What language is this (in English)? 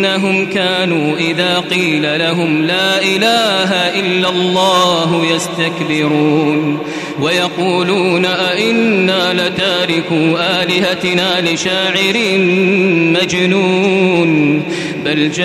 Arabic